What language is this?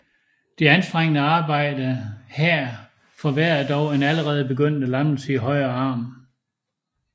Danish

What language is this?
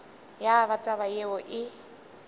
Northern Sotho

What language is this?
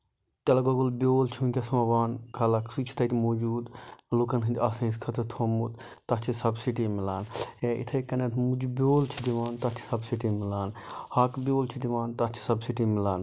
Kashmiri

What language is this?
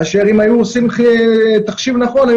Hebrew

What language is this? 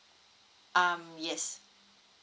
English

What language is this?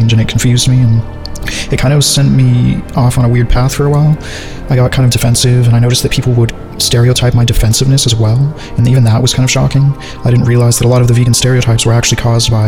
English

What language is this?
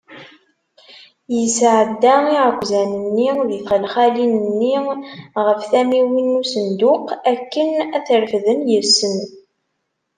Kabyle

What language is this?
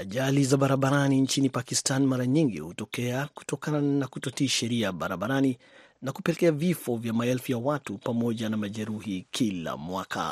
Swahili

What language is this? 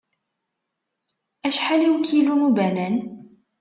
Kabyle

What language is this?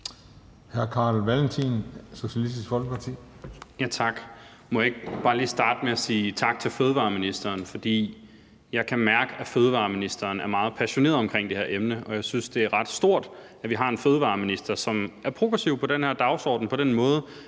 Danish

